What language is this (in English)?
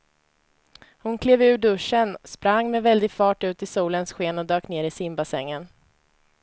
Swedish